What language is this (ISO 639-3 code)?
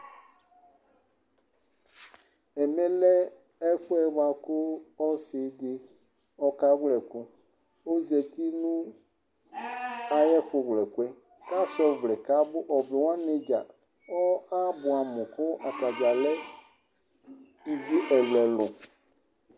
kpo